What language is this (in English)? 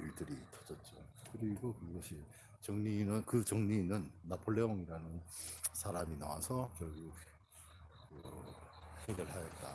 Korean